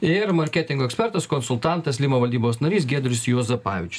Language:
Lithuanian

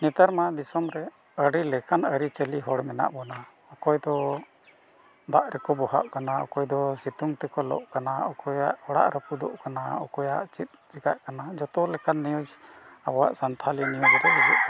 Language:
Santali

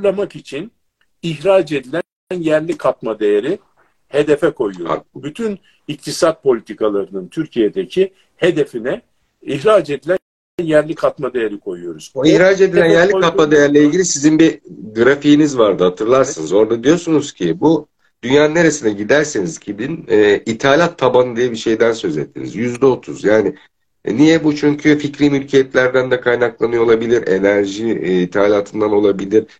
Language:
Turkish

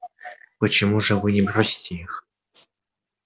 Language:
Russian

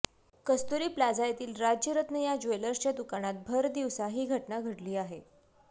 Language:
Marathi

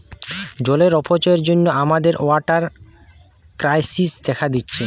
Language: Bangla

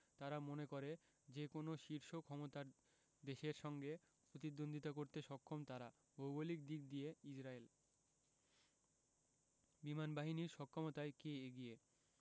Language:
Bangla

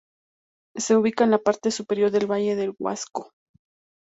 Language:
Spanish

